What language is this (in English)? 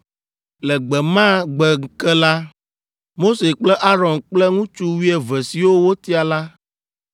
Ewe